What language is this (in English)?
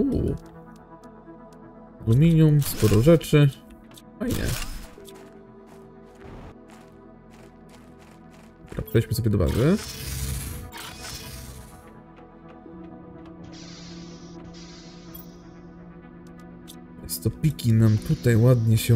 Polish